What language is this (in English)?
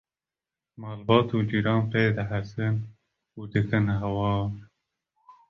Kurdish